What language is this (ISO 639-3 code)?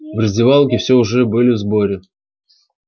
rus